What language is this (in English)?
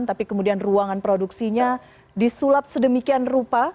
Indonesian